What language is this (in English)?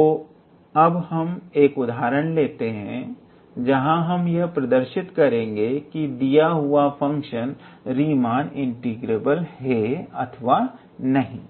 Hindi